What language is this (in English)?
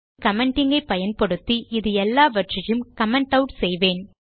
Tamil